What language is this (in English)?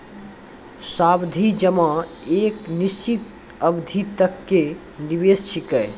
Maithili